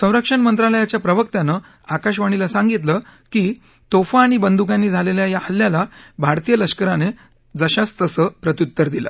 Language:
Marathi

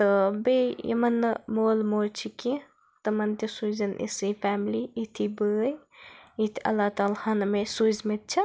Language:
Kashmiri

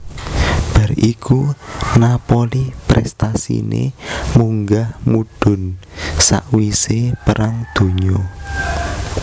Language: Javanese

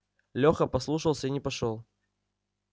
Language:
Russian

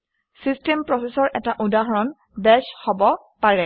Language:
Assamese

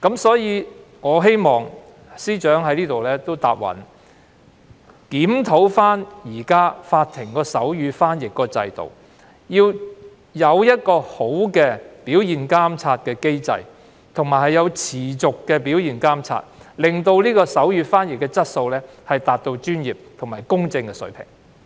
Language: Cantonese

